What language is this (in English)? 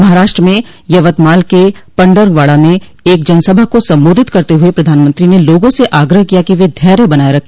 Hindi